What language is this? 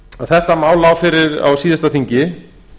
Icelandic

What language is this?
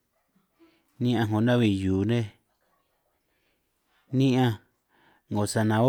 San Martín Itunyoso Triqui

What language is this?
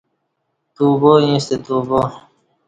Kati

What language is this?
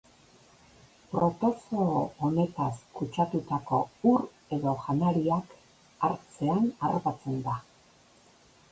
Basque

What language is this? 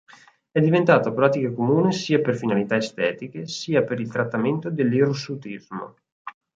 Italian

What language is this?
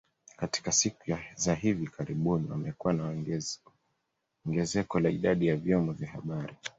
Swahili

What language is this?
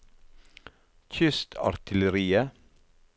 Norwegian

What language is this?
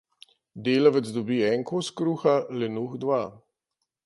Slovenian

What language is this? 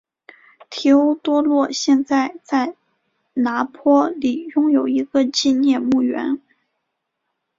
Chinese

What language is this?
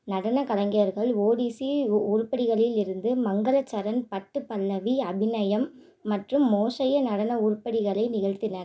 Tamil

